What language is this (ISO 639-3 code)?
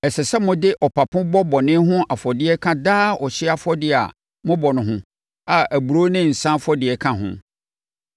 aka